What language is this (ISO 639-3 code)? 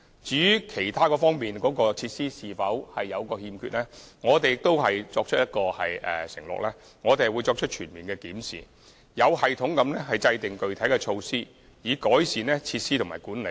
yue